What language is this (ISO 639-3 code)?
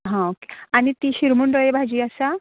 kok